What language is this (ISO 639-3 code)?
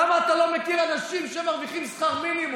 heb